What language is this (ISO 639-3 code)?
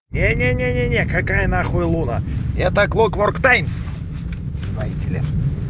rus